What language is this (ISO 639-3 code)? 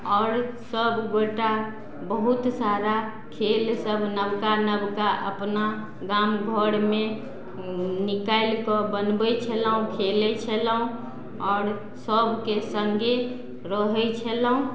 mai